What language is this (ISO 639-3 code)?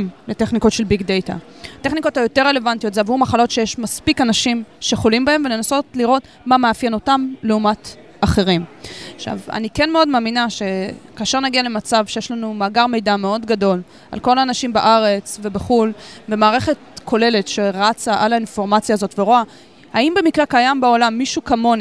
heb